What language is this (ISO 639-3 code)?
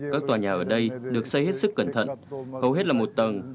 vie